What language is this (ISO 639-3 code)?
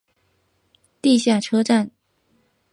zho